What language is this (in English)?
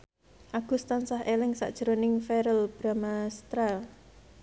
Javanese